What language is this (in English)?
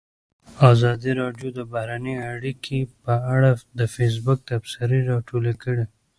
Pashto